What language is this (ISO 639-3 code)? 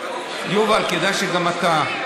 heb